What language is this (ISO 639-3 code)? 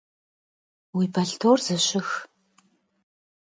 kbd